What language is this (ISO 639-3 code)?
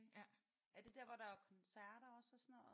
dan